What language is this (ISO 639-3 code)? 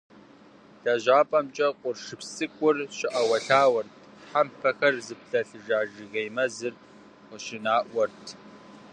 kbd